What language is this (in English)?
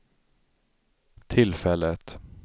Swedish